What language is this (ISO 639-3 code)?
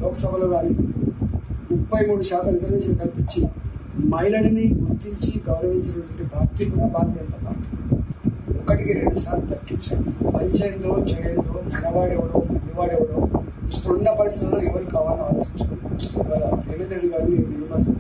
tel